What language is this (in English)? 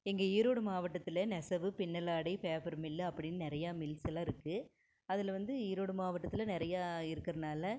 Tamil